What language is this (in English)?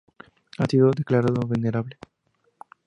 Spanish